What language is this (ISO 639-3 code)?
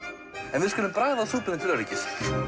isl